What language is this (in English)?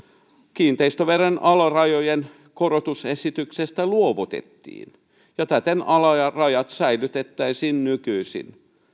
Finnish